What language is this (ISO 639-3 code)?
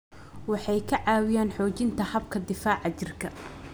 som